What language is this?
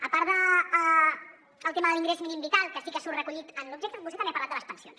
Catalan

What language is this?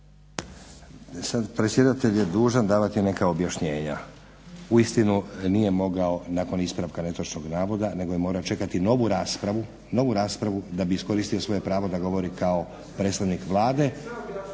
Croatian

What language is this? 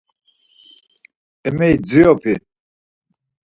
Laz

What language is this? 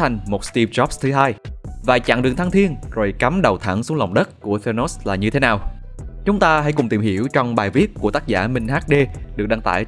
Vietnamese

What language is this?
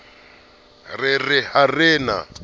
Southern Sotho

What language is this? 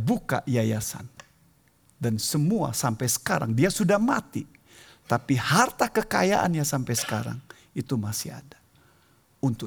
Indonesian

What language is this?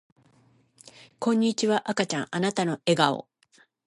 Japanese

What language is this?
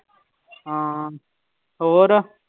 Punjabi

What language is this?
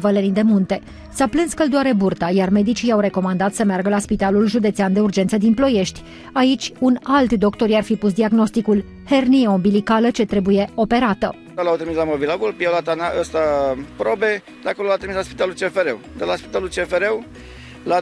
Romanian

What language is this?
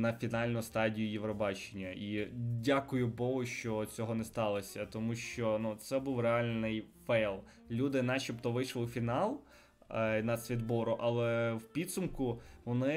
Ukrainian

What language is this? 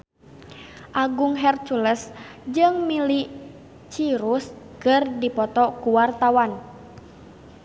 Sundanese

